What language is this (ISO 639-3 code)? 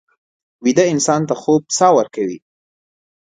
pus